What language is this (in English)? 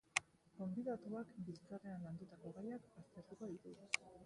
Basque